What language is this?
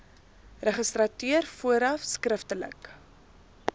Afrikaans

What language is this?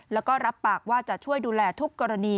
Thai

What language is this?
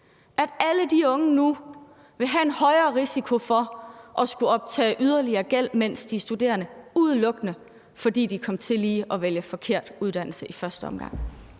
Danish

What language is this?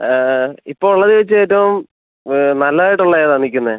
Malayalam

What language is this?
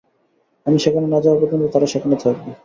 Bangla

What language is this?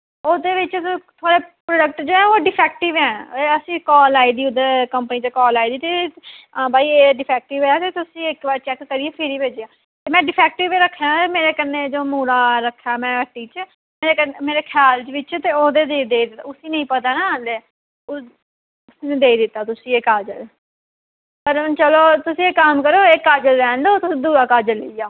Dogri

